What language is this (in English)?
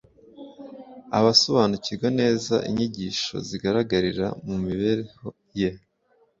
Kinyarwanda